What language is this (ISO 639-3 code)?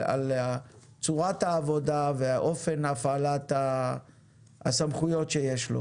heb